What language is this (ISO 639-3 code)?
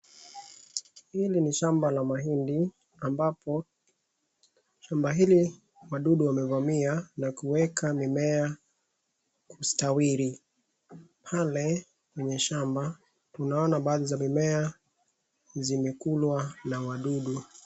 swa